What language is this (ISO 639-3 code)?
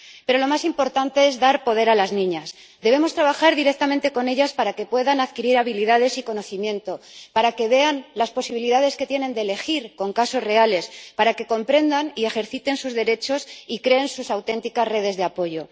spa